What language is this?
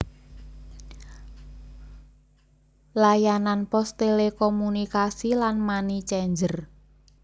Javanese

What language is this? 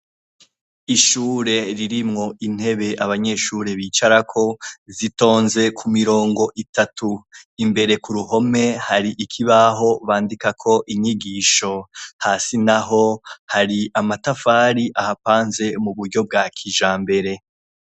Rundi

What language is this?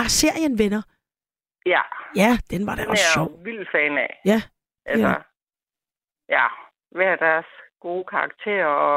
Danish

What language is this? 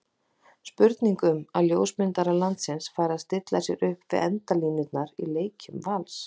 Icelandic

